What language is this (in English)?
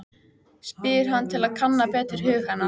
Icelandic